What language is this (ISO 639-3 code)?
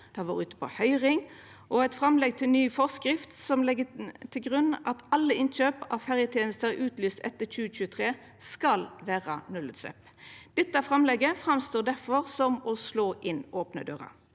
nor